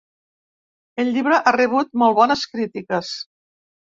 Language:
Catalan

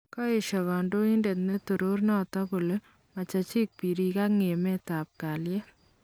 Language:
Kalenjin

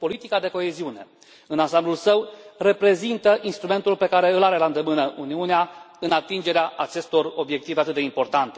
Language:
Romanian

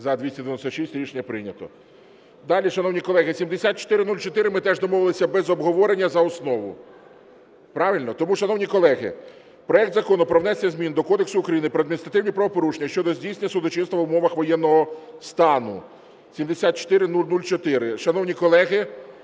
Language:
Ukrainian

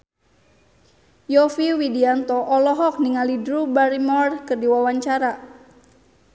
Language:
Sundanese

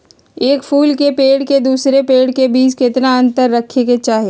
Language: Magahi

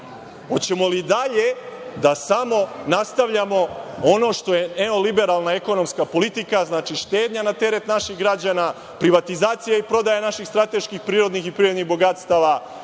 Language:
Serbian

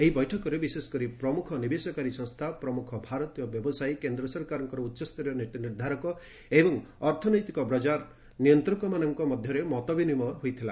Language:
Odia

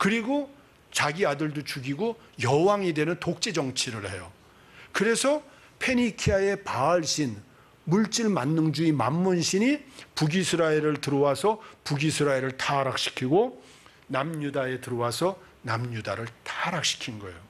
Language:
Korean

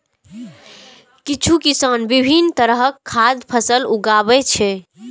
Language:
Maithili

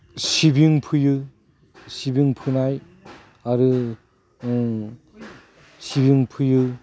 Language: Bodo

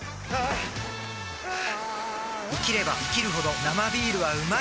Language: Japanese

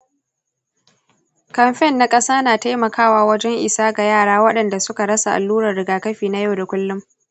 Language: Hausa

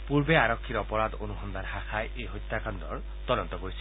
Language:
Assamese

